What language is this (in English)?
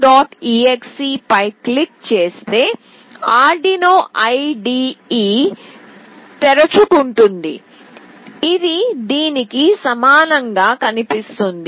Telugu